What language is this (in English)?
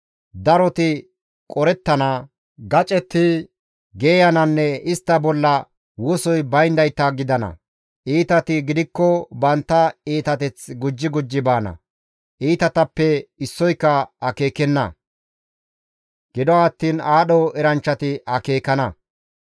Gamo